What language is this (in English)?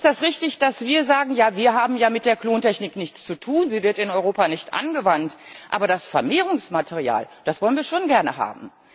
German